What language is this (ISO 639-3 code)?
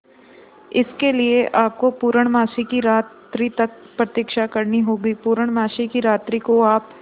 hin